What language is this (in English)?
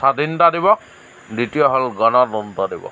Assamese